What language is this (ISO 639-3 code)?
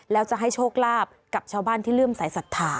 tha